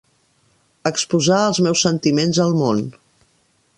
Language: Catalan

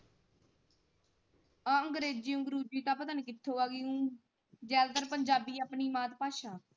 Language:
Punjabi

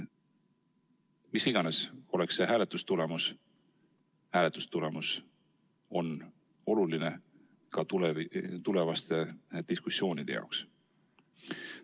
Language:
Estonian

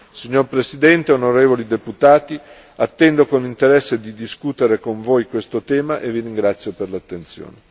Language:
Italian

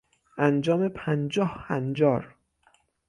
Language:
Persian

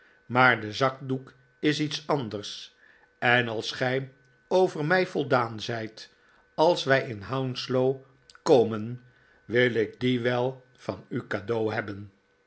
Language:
Dutch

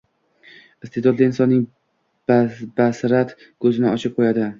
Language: Uzbek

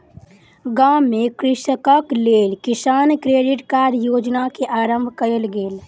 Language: Maithili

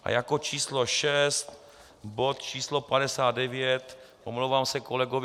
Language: Czech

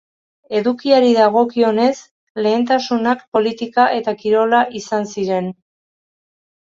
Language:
Basque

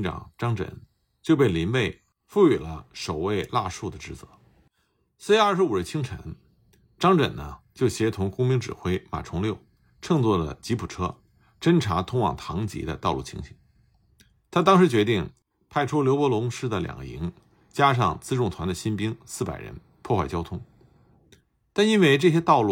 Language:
Chinese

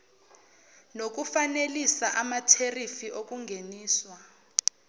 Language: Zulu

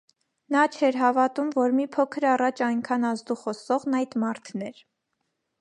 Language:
Armenian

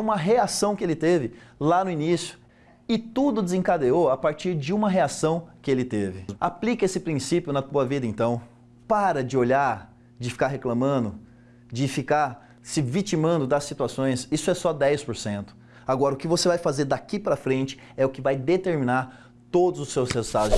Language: Portuguese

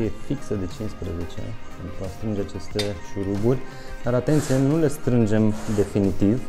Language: Romanian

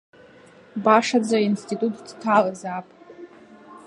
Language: Abkhazian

